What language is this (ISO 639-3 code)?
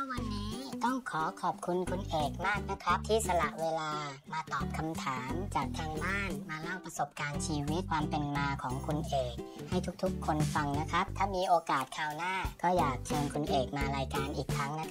tha